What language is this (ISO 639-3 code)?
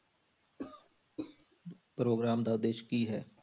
pan